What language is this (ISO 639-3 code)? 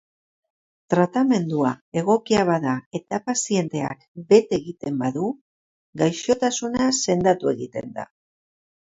eus